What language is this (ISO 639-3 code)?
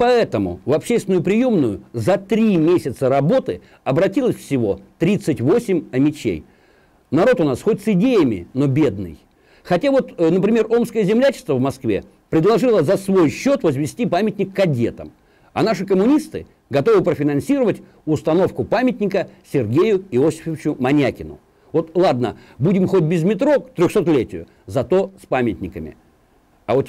rus